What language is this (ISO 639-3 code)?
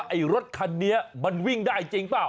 tha